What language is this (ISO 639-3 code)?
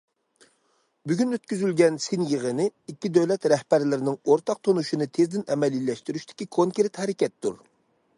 uig